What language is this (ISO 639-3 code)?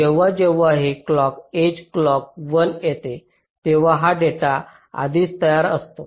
mar